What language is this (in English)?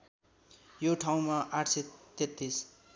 Nepali